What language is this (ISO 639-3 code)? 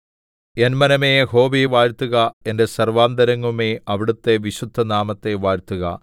mal